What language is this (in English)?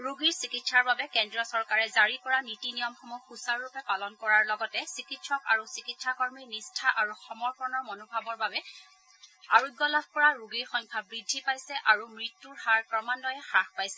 Assamese